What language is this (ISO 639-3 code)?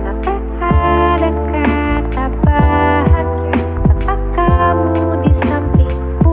ind